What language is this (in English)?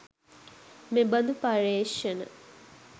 Sinhala